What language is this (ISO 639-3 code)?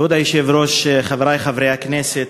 heb